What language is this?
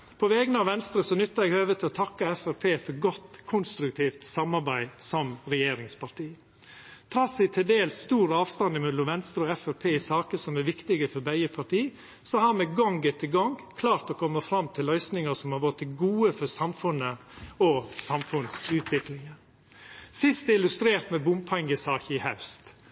Norwegian Nynorsk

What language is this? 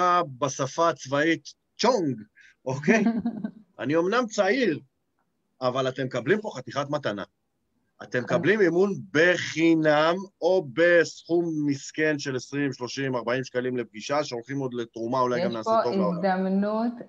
Hebrew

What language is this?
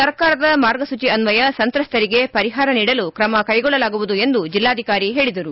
Kannada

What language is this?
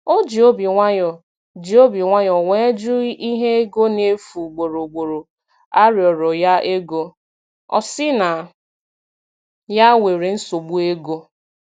Igbo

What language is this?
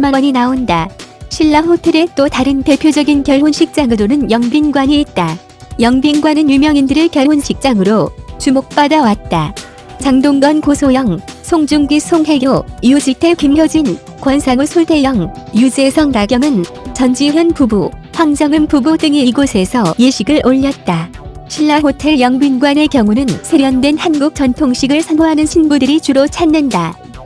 Korean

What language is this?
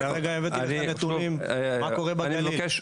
Hebrew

